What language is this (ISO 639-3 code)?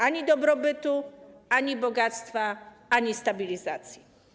pol